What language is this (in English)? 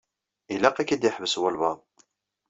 Kabyle